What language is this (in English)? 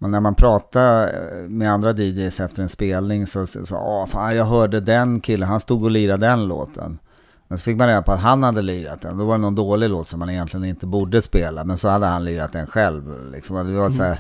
Swedish